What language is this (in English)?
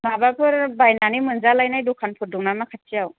Bodo